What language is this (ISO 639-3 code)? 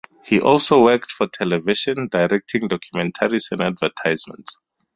eng